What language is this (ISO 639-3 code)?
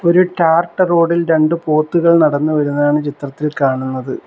mal